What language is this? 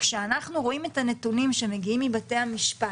Hebrew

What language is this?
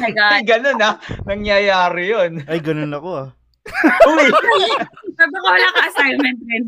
Filipino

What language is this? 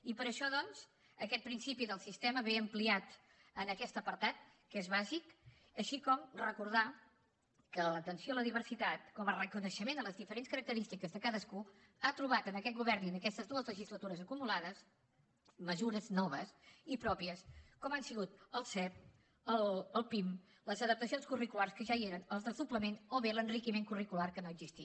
Catalan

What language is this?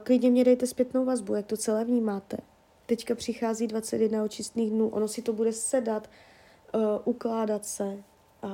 Czech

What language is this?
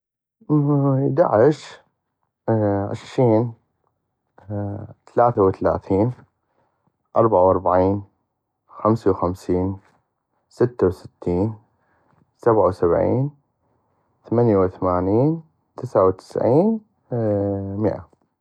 North Mesopotamian Arabic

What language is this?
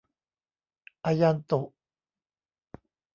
Thai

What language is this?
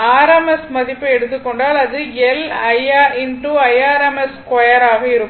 Tamil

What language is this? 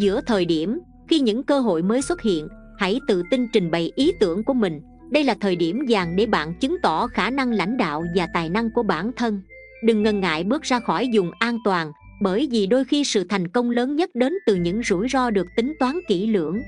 Vietnamese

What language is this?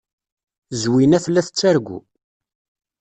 Kabyle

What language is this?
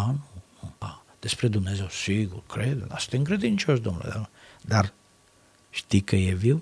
Romanian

